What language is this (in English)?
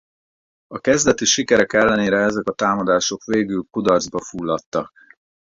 Hungarian